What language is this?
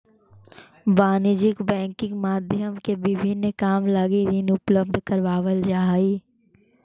Magahi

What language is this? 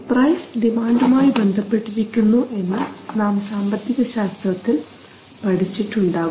Malayalam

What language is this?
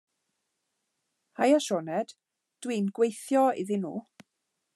Welsh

